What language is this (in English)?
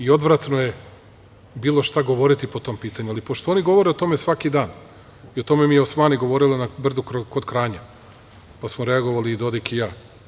Serbian